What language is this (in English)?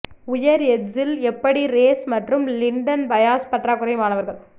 Tamil